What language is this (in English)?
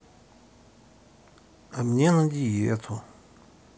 Russian